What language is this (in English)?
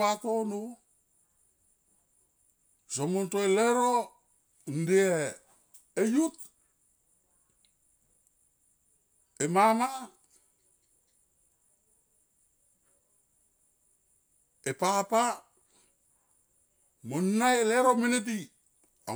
Tomoip